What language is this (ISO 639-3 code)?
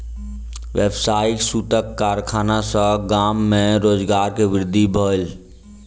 mai